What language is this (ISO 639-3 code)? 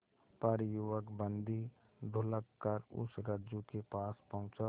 hin